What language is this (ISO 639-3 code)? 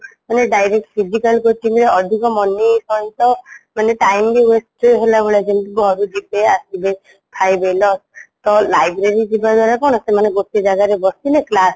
ori